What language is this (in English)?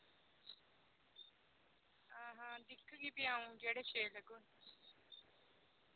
Dogri